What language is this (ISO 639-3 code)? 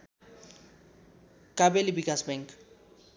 nep